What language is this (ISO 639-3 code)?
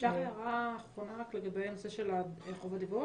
heb